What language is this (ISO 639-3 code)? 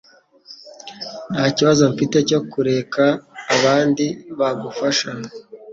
kin